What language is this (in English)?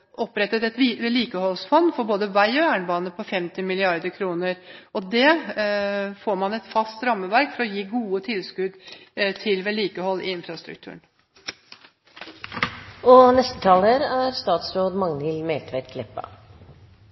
Norwegian